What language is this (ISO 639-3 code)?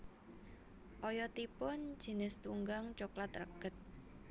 jav